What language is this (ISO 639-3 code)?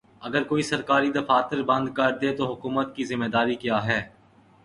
urd